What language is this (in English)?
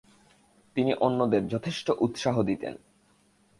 Bangla